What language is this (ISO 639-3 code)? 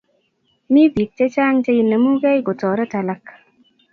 kln